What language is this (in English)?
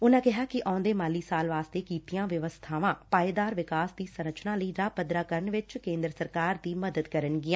Punjabi